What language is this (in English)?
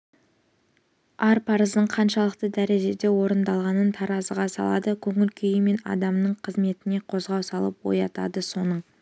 Kazakh